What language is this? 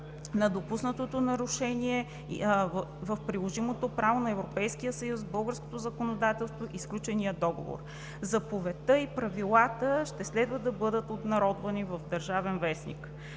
Bulgarian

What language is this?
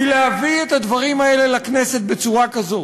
Hebrew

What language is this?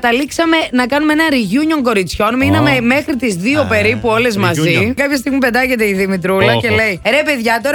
Greek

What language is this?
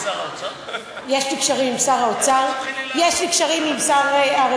Hebrew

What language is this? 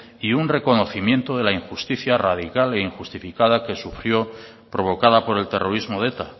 Spanish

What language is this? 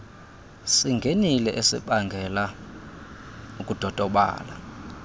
Xhosa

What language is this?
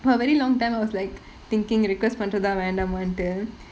English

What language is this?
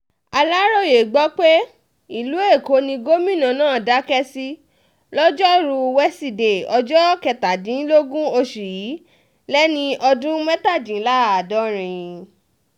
Yoruba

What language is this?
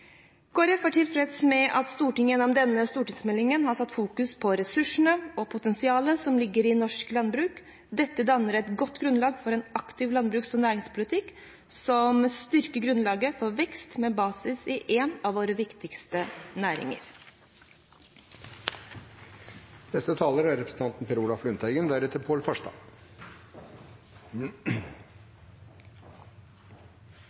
Norwegian Bokmål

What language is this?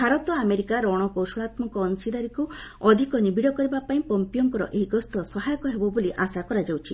Odia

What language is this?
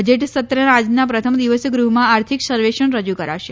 Gujarati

